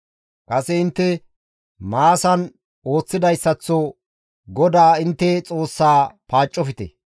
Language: Gamo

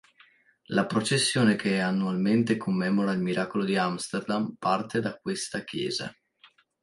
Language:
Italian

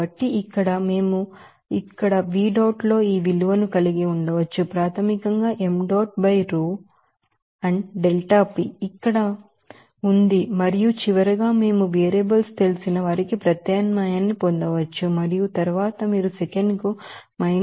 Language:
Telugu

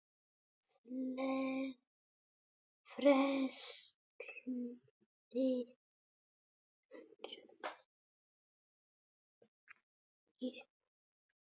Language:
Icelandic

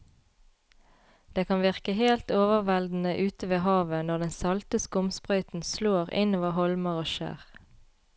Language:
Norwegian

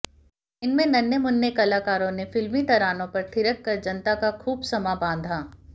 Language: Hindi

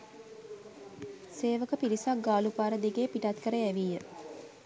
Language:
Sinhala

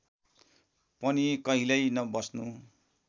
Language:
Nepali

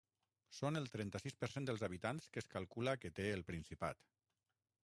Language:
Catalan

